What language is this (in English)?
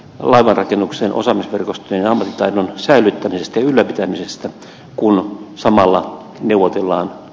Finnish